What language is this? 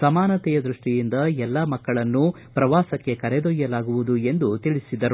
Kannada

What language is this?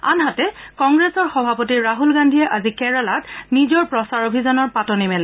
Assamese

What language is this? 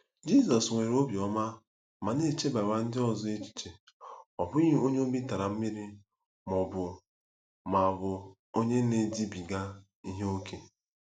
Igbo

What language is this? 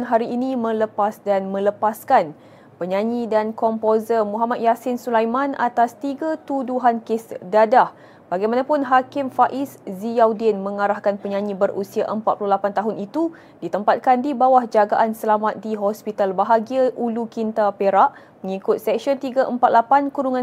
Malay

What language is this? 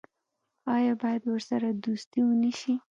Pashto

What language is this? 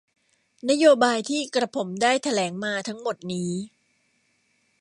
Thai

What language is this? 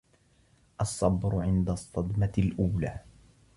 Arabic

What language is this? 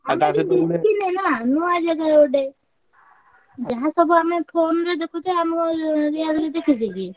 Odia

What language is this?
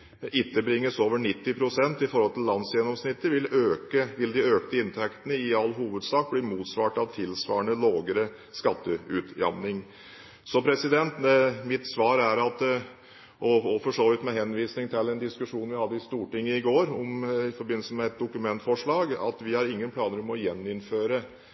Norwegian Bokmål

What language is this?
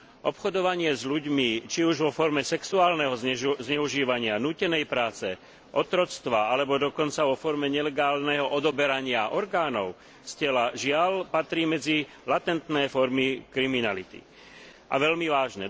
Slovak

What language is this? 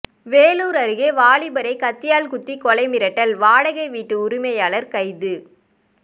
Tamil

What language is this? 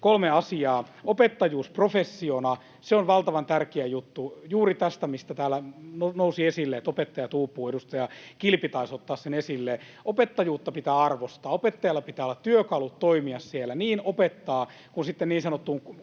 Finnish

